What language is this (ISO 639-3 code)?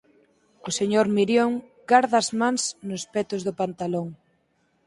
glg